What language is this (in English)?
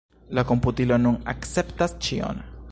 Esperanto